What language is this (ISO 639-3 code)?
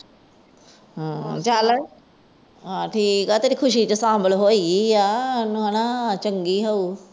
pan